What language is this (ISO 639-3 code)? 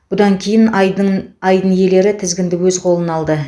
kaz